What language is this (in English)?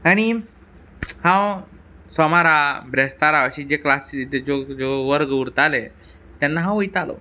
Konkani